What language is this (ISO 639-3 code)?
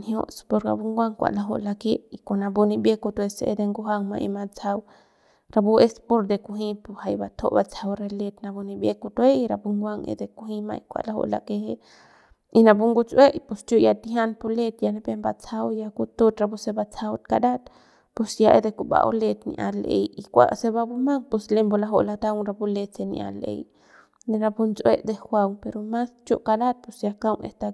pbs